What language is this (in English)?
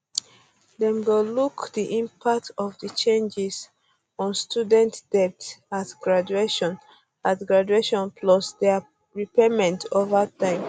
Nigerian Pidgin